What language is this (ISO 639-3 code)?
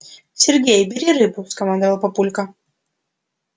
rus